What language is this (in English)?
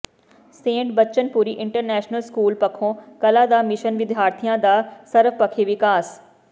Punjabi